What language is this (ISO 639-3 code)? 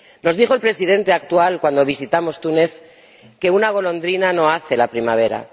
spa